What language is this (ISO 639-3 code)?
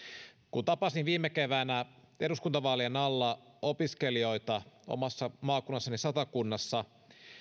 fin